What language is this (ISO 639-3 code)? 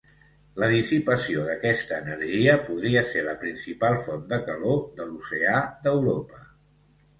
cat